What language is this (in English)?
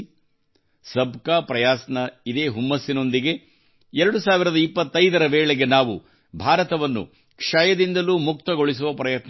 Kannada